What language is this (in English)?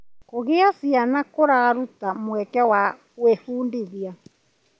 Kikuyu